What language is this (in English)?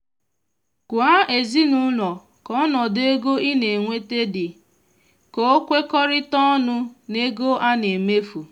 Igbo